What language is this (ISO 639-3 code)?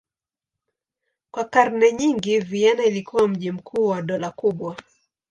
swa